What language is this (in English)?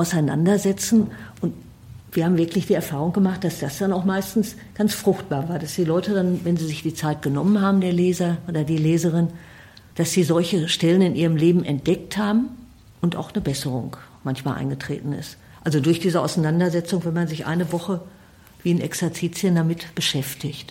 German